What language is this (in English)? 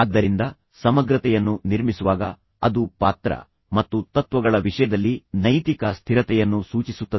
Kannada